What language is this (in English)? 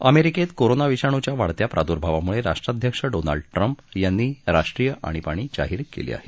Marathi